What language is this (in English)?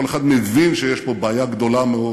Hebrew